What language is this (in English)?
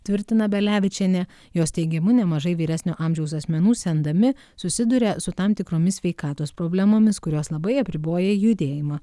Lithuanian